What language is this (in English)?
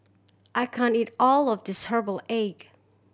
English